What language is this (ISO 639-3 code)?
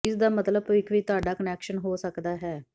pan